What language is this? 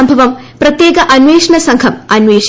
Malayalam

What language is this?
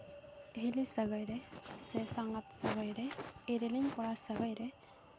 Santali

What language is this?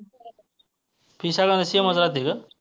Marathi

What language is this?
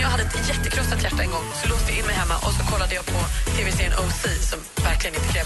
Swedish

